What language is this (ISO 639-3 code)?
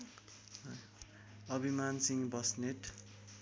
nep